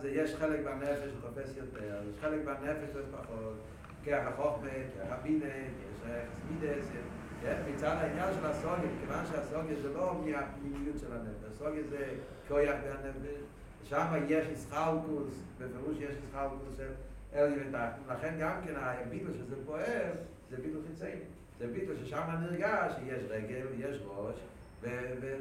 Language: Hebrew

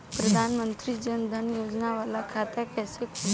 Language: Bhojpuri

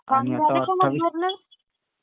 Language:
Marathi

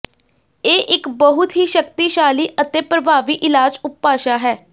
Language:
Punjabi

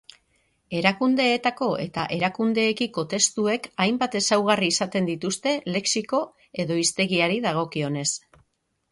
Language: Basque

